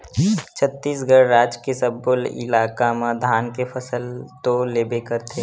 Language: Chhattisgarhi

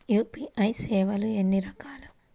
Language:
Telugu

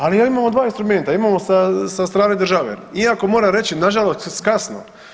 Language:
Croatian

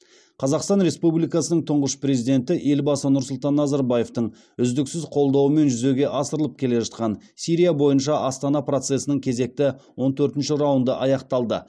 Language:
Kazakh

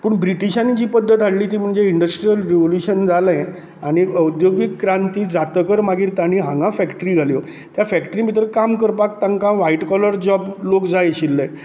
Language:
Konkani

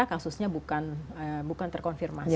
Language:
Indonesian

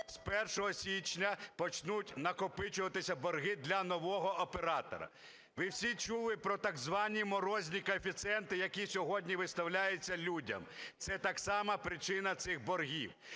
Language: Ukrainian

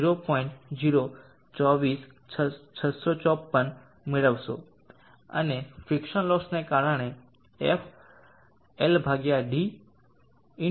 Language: Gujarati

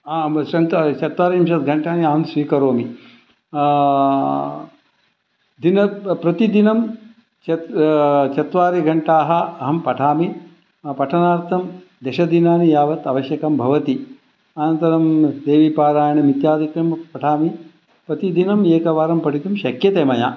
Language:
Sanskrit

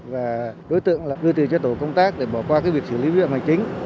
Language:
Vietnamese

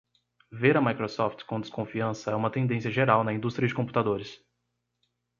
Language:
Portuguese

